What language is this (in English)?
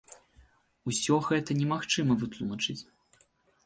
Belarusian